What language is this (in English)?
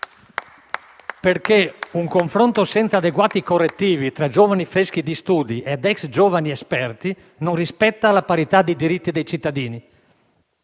Italian